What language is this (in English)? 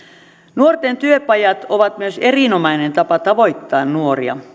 Finnish